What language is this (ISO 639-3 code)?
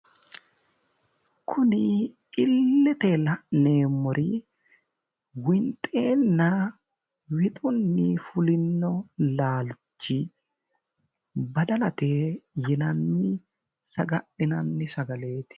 sid